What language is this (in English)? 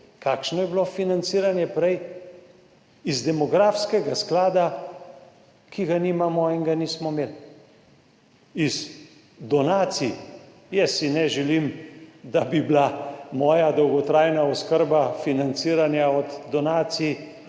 Slovenian